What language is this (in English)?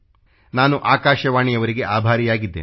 Kannada